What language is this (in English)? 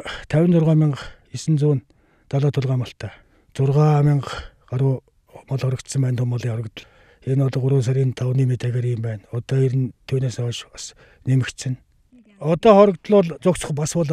Turkish